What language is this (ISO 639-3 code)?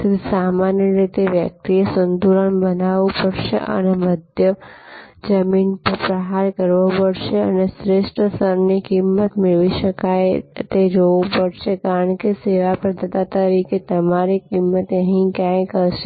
guj